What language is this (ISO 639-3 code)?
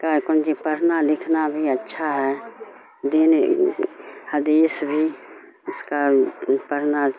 urd